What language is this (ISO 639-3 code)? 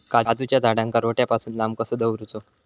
mar